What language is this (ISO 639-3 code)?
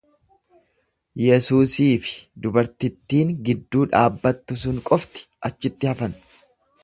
orm